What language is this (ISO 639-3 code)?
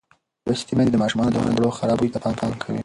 pus